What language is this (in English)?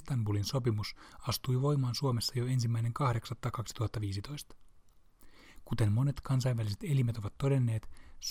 Finnish